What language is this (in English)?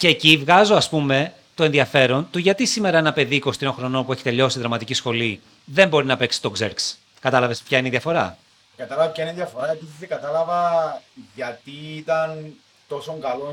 Greek